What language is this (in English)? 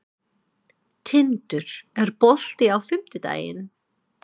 Icelandic